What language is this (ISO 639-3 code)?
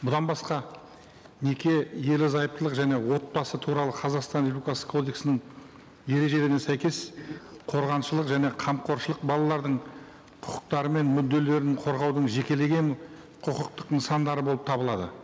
kaz